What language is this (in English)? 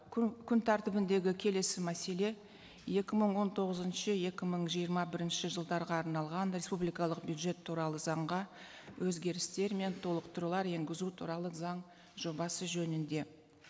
Kazakh